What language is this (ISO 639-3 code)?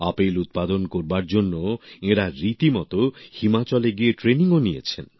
ben